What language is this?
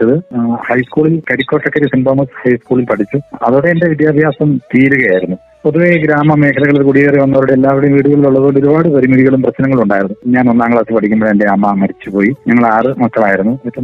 Malayalam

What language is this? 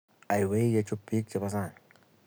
Kalenjin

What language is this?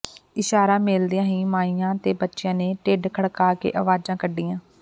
Punjabi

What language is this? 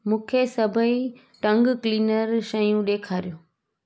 Sindhi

